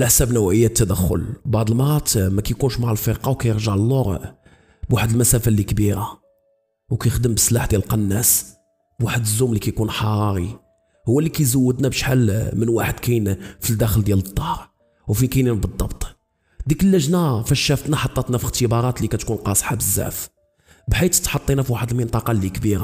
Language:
Arabic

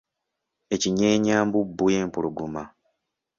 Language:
Ganda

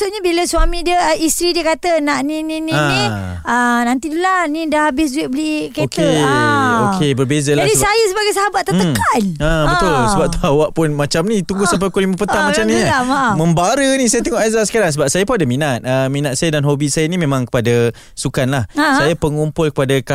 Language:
Malay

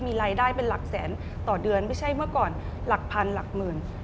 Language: Thai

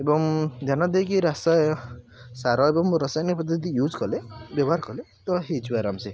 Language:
Odia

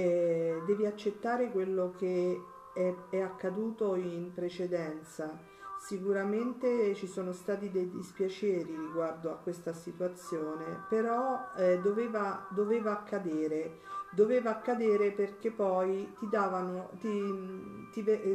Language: Italian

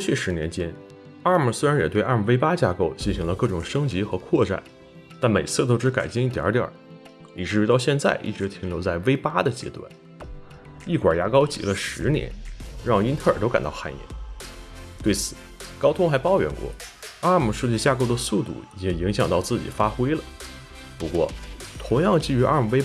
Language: Chinese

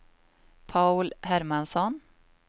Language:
Swedish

